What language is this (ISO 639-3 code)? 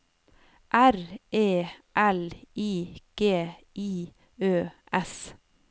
nor